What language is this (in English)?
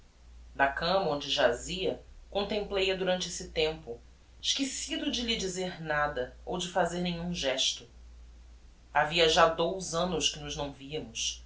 Portuguese